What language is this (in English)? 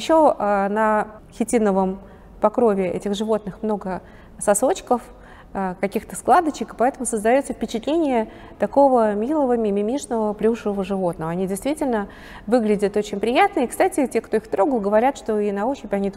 Russian